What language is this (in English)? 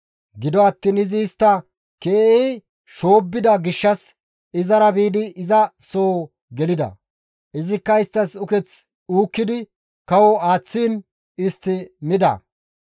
Gamo